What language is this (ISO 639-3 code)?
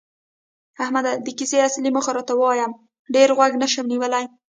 pus